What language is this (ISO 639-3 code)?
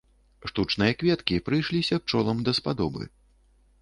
bel